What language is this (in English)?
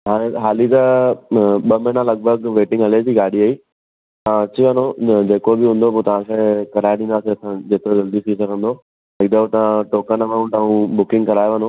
Sindhi